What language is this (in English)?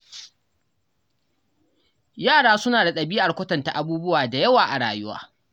Hausa